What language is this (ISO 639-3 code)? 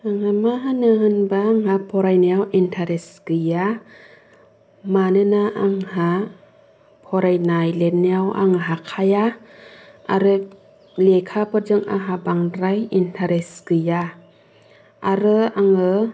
brx